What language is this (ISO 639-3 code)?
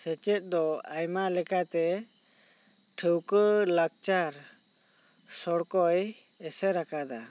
sat